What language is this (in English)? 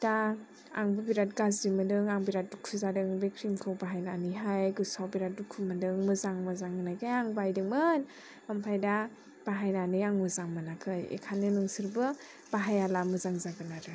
Bodo